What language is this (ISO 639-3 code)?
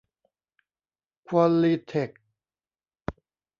tha